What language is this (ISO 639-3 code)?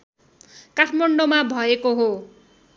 nep